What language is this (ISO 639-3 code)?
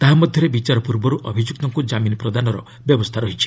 ori